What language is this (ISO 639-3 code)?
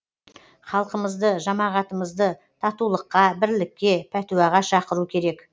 kaz